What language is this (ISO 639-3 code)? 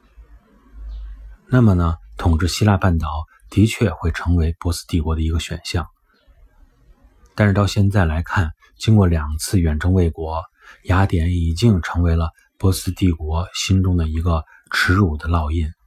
zho